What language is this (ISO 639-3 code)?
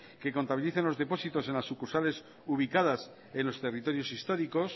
spa